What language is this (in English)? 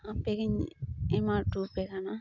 Santali